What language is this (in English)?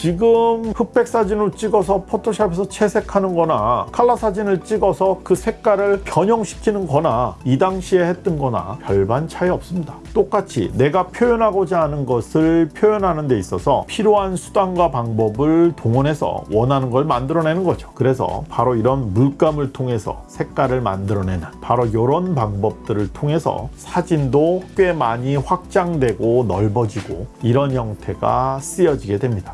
Korean